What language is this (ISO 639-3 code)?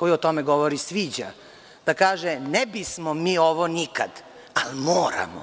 srp